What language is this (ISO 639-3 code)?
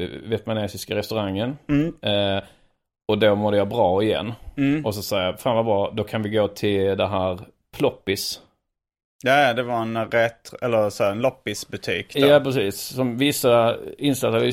swe